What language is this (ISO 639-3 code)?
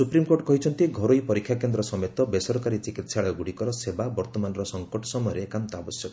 ori